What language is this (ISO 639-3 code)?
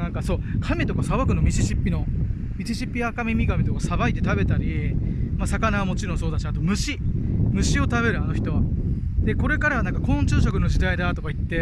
jpn